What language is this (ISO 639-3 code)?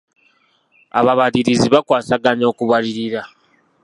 lug